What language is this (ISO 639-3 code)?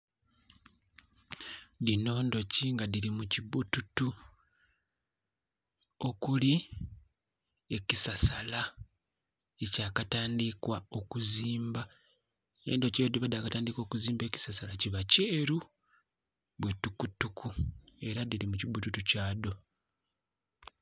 xog